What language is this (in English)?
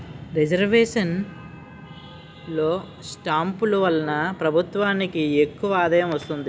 Telugu